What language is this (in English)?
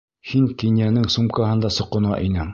Bashkir